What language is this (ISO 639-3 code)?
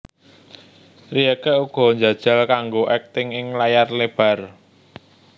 jav